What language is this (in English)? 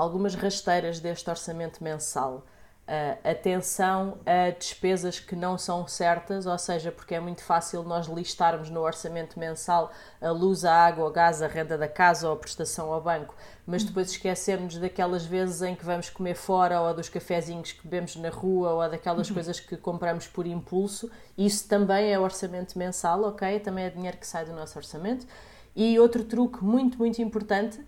Portuguese